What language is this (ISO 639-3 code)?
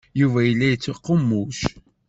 kab